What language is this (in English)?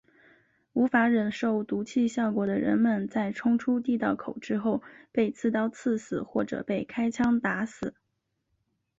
Chinese